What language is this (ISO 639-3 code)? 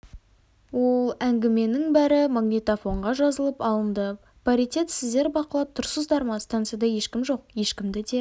kaz